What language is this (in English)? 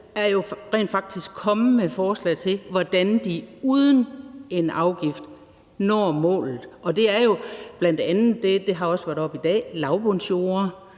Danish